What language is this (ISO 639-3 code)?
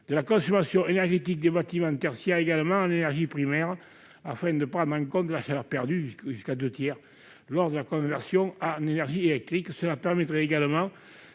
fra